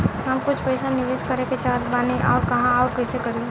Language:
Bhojpuri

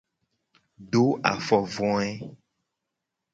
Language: Gen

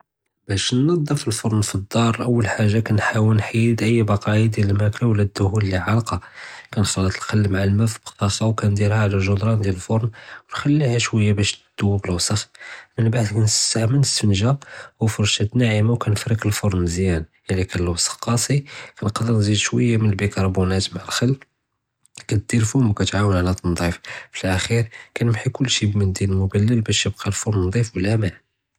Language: Judeo-Arabic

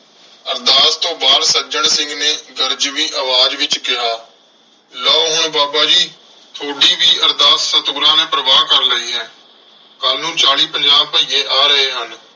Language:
Punjabi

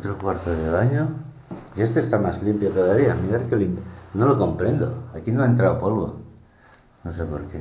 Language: Spanish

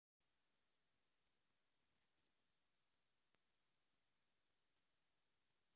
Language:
Russian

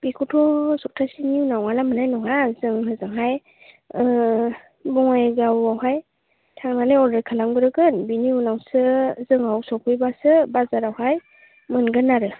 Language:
Bodo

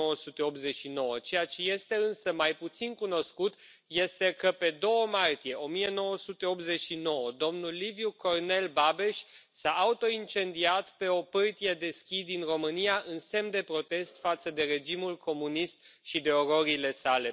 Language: Romanian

